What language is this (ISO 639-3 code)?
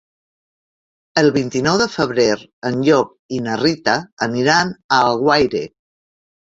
cat